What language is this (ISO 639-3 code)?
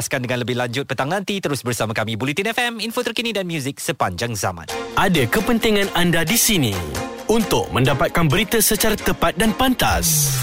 msa